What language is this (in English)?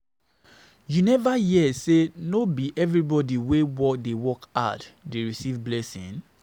Nigerian Pidgin